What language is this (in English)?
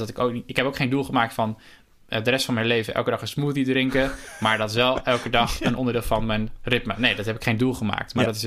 Dutch